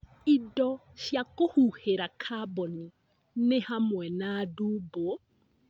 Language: Kikuyu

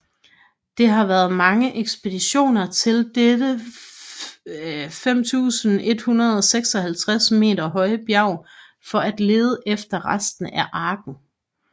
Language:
Danish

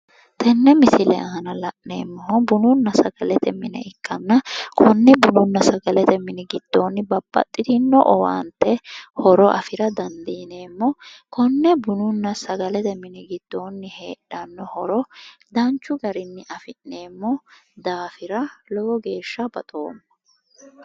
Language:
Sidamo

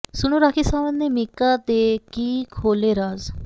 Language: Punjabi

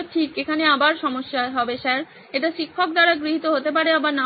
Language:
Bangla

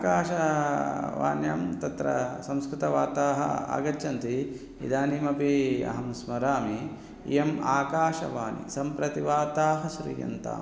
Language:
Sanskrit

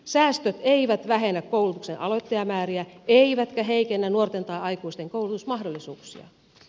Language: Finnish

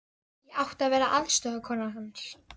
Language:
Icelandic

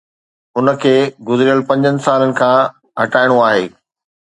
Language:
Sindhi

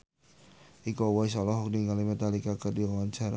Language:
Sundanese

